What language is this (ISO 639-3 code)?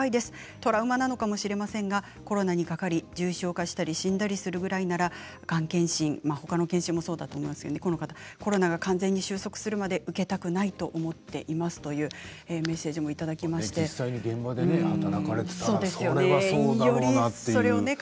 jpn